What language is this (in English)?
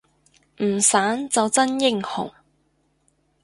Cantonese